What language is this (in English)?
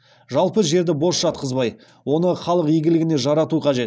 Kazakh